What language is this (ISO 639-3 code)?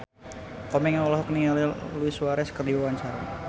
sun